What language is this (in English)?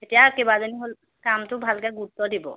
Assamese